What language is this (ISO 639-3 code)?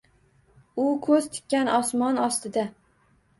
uzb